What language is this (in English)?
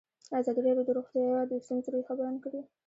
Pashto